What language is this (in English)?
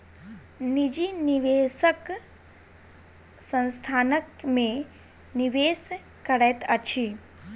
Maithili